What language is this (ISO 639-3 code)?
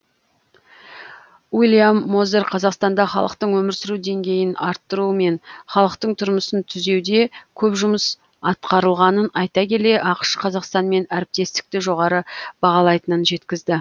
kaz